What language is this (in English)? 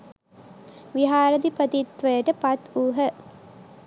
Sinhala